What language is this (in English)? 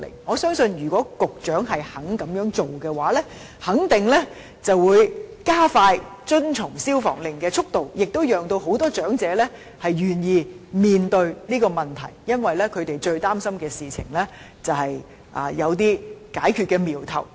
Cantonese